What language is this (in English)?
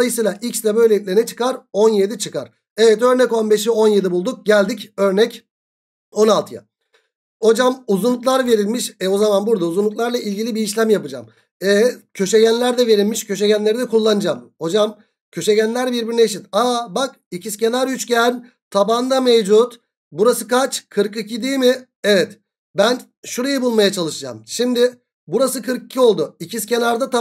Turkish